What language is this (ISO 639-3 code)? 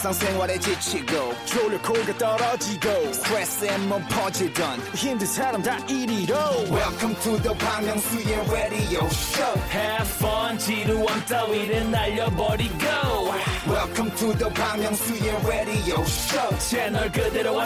kor